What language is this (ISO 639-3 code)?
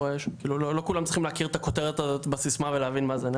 heb